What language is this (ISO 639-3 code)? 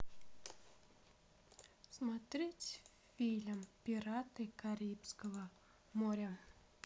rus